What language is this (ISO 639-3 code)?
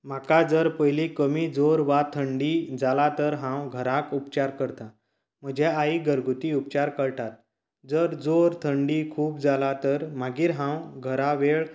kok